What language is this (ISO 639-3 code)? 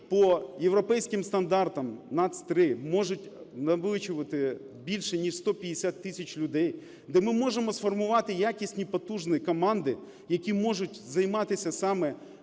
ukr